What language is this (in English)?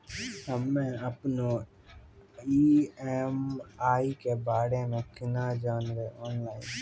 Maithili